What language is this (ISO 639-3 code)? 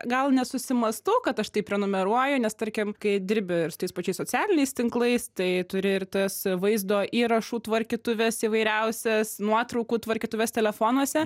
lit